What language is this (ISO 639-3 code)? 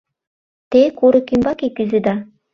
chm